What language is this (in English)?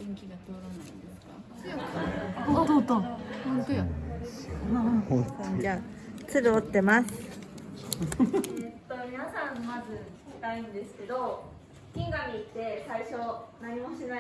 Japanese